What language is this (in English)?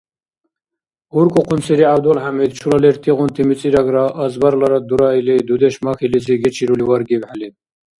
Dargwa